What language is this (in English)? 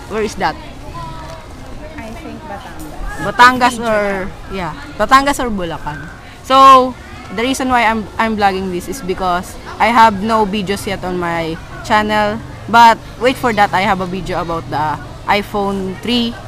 English